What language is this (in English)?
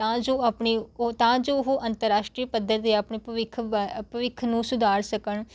Punjabi